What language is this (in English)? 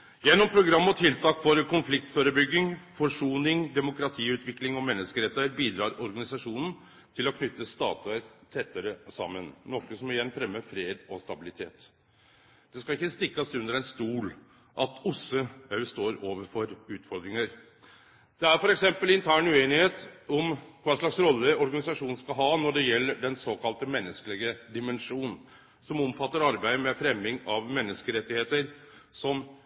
Norwegian Nynorsk